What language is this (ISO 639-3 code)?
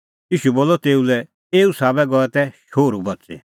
kfx